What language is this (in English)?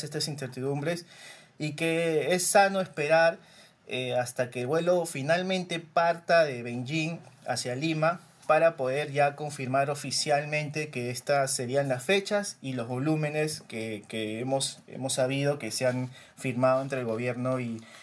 Spanish